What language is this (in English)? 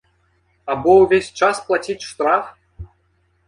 Belarusian